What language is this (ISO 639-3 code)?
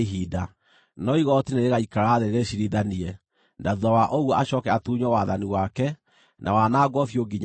kik